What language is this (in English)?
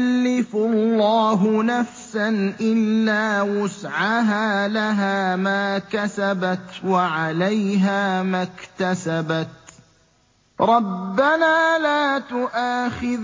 Arabic